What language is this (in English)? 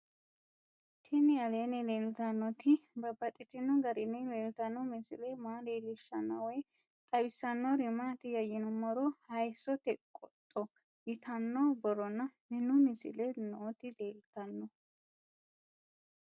Sidamo